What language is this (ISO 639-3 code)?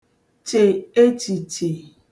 ibo